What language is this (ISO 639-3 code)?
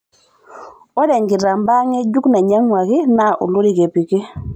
mas